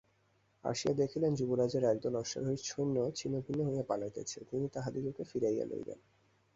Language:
Bangla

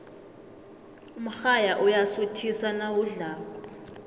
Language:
South Ndebele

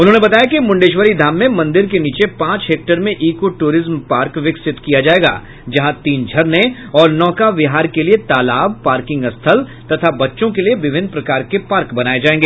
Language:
Hindi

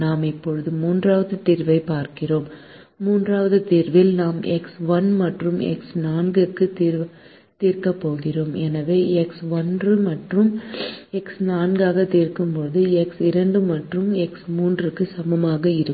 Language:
Tamil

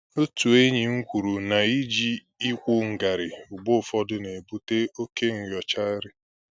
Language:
Igbo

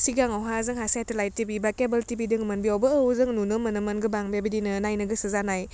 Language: Bodo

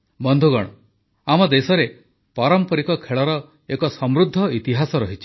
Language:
Odia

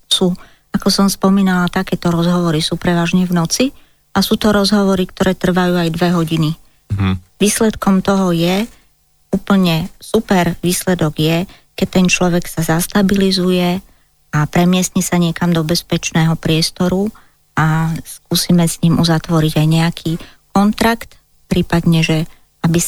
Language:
Slovak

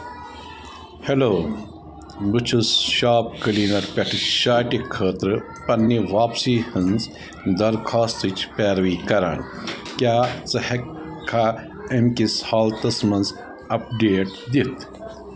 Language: Kashmiri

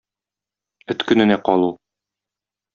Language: Tatar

